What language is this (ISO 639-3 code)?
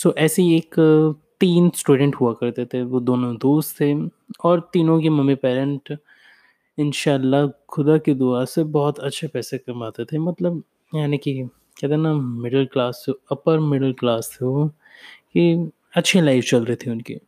hin